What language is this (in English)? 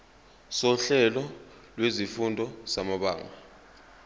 Zulu